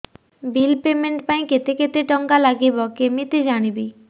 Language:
Odia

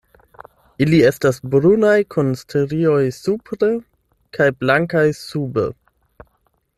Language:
Esperanto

